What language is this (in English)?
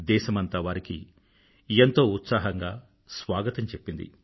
Telugu